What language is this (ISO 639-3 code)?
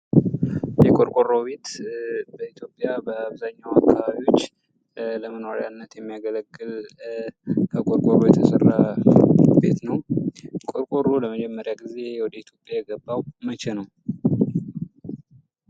amh